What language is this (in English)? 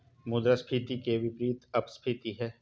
Hindi